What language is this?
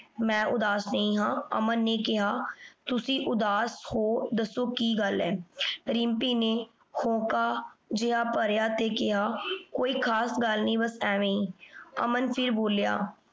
Punjabi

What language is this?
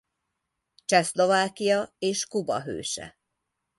Hungarian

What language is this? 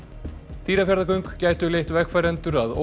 Icelandic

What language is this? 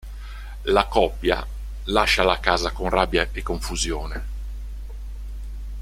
Italian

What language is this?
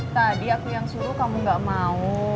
Indonesian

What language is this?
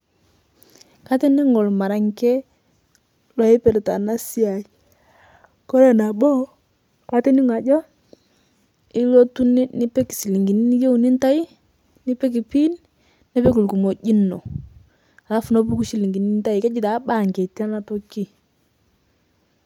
Masai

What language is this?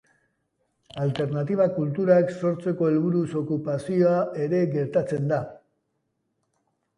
Basque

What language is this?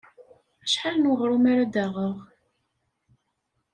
Kabyle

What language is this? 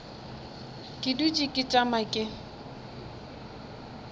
Northern Sotho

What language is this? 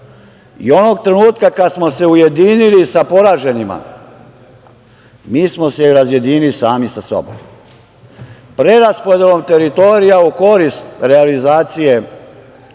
Serbian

